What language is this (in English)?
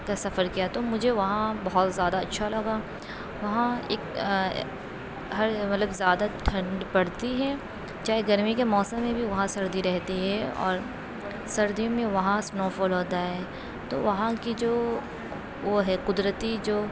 Urdu